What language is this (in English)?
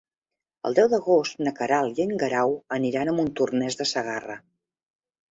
Catalan